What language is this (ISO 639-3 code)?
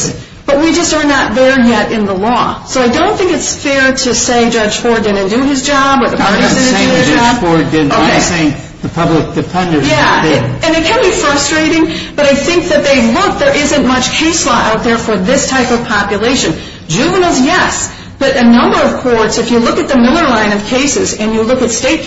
eng